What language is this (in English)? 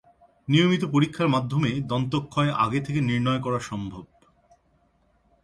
Bangla